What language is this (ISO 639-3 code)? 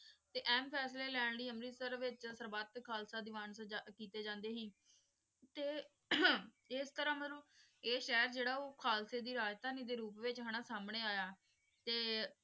pan